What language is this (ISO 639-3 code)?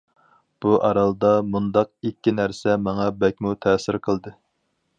uig